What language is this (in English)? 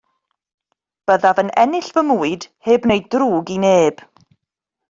Welsh